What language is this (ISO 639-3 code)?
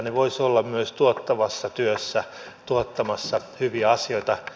fin